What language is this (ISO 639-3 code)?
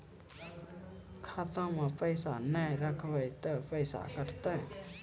mai